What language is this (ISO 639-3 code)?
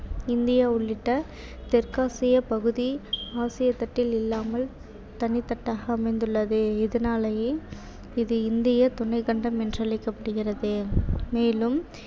tam